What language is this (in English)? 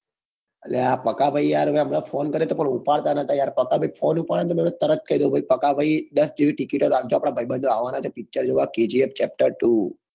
Gujarati